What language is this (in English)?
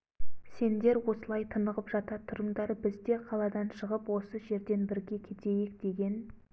Kazakh